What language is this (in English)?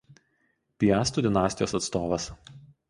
Lithuanian